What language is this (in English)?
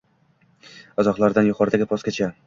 Uzbek